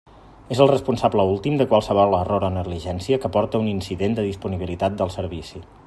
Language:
Catalan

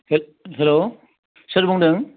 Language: Bodo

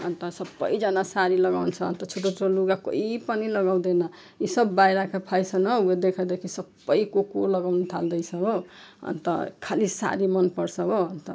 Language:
Nepali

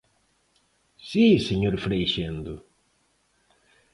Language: Galician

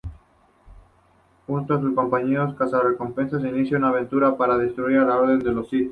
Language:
Spanish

